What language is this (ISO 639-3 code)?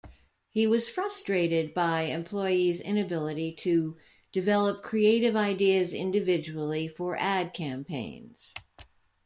eng